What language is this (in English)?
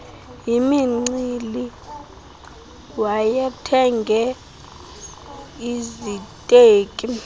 Xhosa